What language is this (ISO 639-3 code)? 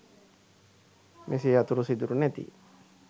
sin